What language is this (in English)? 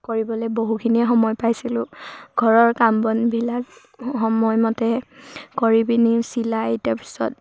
Assamese